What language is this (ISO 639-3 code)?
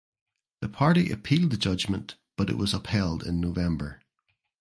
eng